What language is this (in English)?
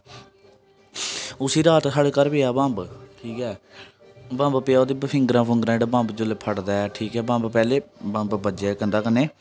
Dogri